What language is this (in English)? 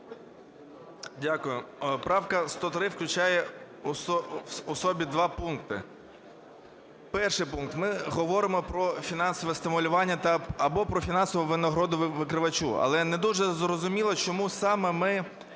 Ukrainian